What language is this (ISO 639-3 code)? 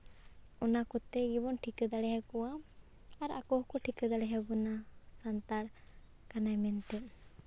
sat